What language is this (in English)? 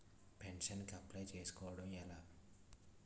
Telugu